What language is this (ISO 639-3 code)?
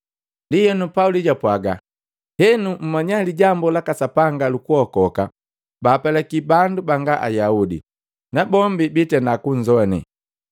mgv